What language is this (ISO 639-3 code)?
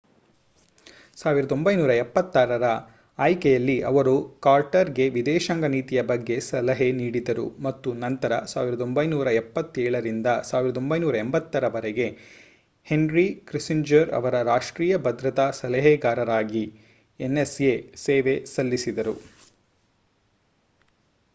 kan